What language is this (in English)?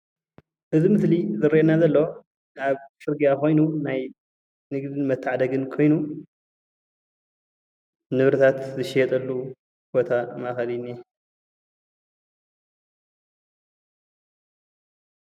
Tigrinya